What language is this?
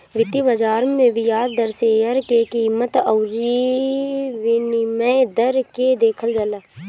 Bhojpuri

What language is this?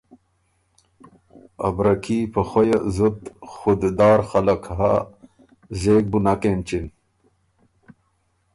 Ormuri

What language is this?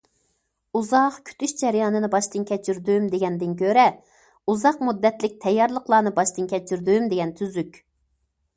Uyghur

